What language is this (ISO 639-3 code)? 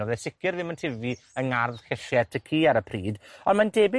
cym